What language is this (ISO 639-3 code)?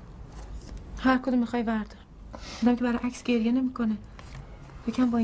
fas